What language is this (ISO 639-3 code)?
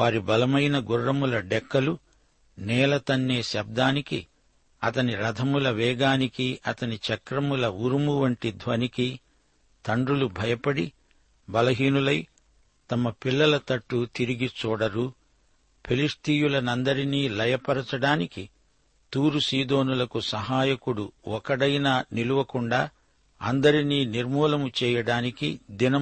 tel